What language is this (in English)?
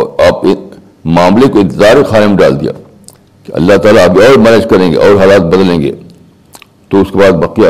Urdu